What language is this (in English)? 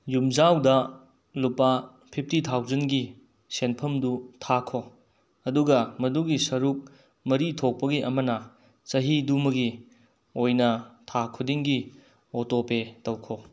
Manipuri